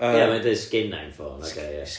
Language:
Welsh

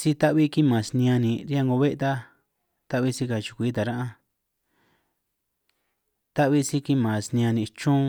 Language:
San Martín Itunyoso Triqui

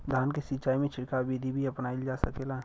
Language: Bhojpuri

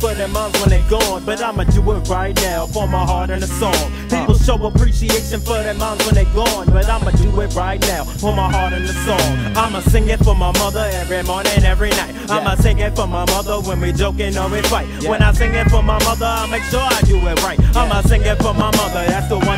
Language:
English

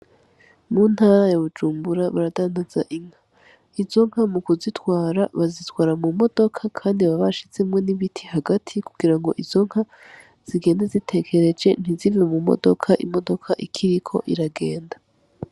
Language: Rundi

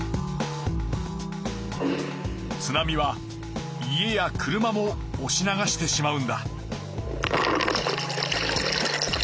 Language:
Japanese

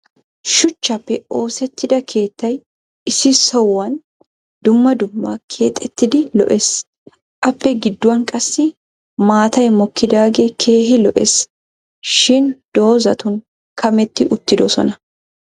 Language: Wolaytta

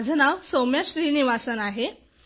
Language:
Marathi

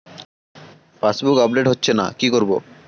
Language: Bangla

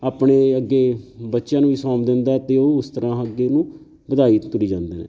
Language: Punjabi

